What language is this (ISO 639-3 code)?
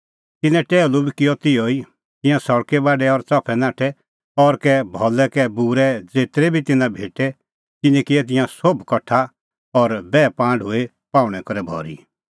kfx